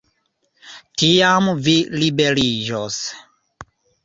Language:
Esperanto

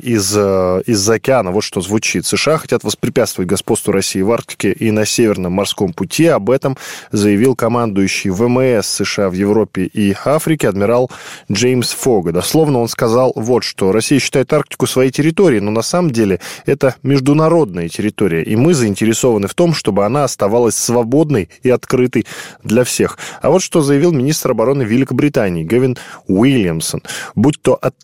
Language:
Russian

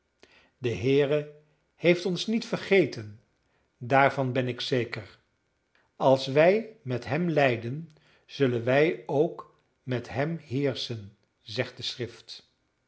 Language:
Dutch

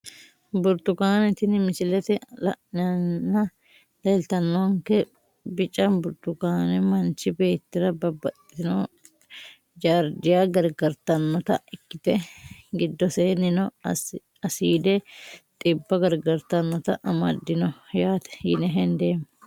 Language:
Sidamo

